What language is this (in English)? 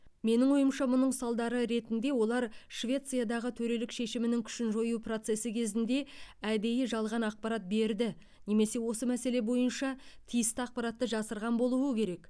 Kazakh